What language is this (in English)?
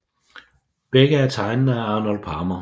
Danish